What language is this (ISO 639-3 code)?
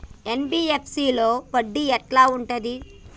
tel